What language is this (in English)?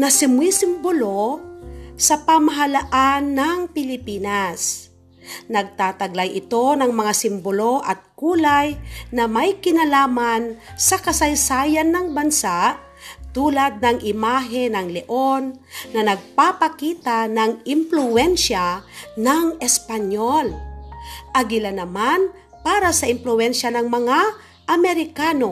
Filipino